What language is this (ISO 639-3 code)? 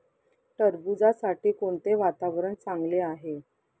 mar